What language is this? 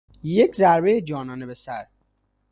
Persian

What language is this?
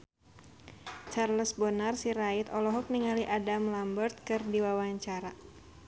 Sundanese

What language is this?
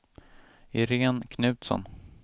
Swedish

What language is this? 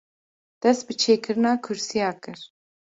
Kurdish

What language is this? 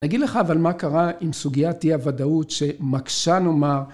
Hebrew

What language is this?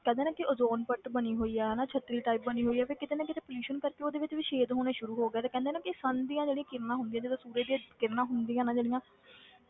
Punjabi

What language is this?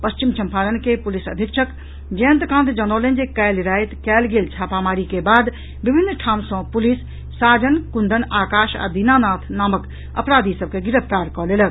Maithili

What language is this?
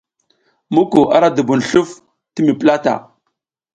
South Giziga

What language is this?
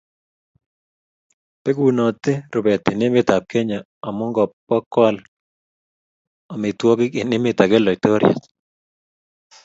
Kalenjin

